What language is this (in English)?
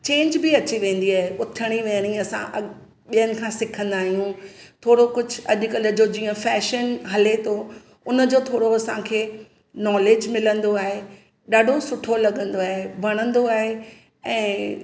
Sindhi